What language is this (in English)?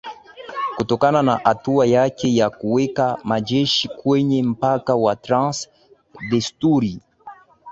Swahili